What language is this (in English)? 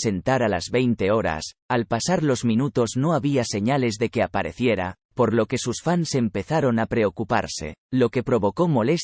Spanish